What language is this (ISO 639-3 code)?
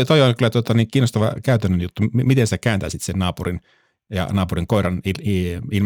fin